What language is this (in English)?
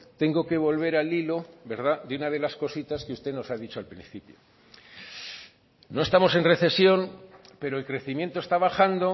Spanish